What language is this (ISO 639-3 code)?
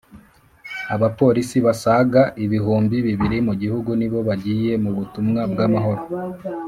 kin